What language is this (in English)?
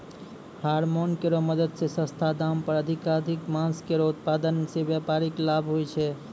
Maithili